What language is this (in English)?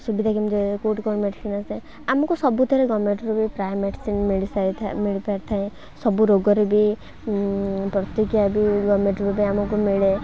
Odia